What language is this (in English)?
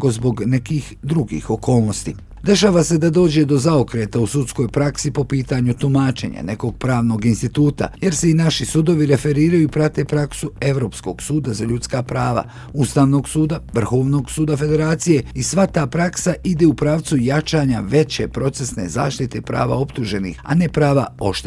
Croatian